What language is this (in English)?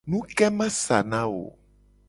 Gen